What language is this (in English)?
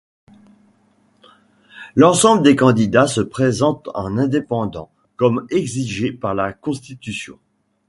French